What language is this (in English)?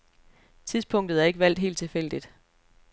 Danish